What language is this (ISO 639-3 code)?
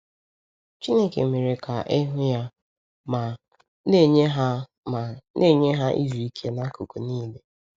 ibo